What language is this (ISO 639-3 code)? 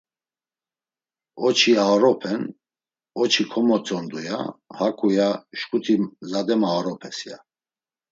lzz